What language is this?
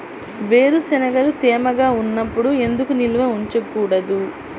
Telugu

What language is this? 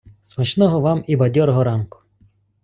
Ukrainian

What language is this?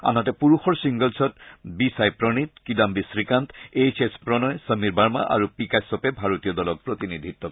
Assamese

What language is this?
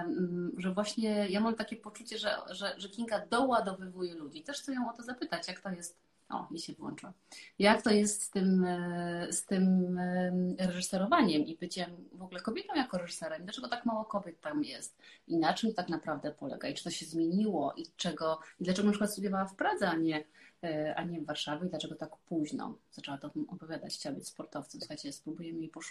Polish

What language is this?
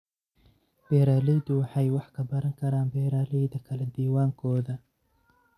Somali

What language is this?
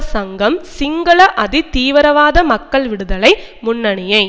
Tamil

